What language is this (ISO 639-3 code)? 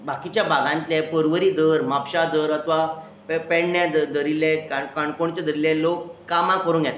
kok